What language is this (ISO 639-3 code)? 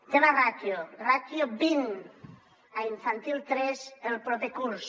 cat